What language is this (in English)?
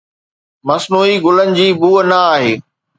Sindhi